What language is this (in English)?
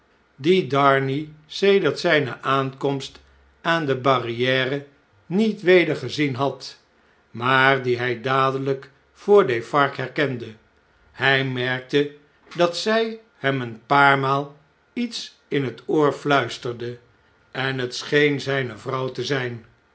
Dutch